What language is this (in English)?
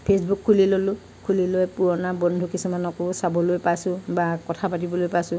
Assamese